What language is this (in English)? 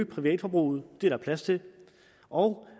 Danish